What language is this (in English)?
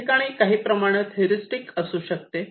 Marathi